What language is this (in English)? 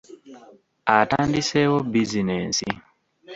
Ganda